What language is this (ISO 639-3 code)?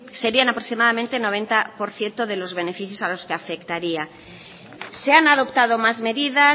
spa